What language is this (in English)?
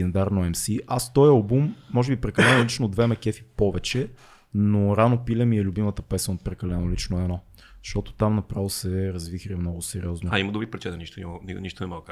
Bulgarian